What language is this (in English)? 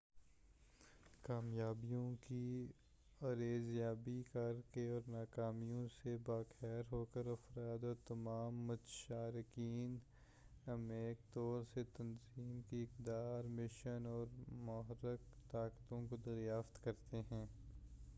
Urdu